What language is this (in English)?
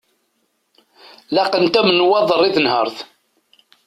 Kabyle